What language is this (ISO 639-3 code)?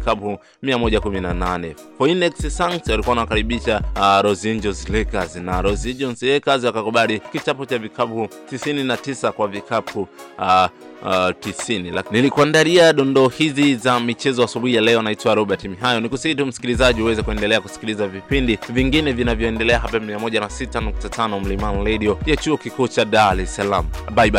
swa